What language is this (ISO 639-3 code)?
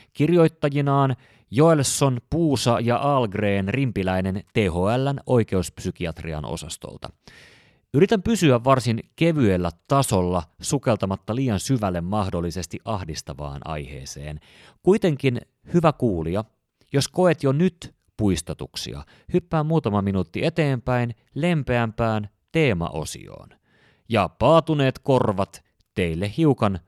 fin